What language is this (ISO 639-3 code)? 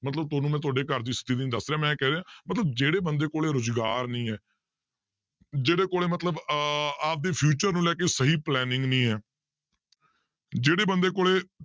pan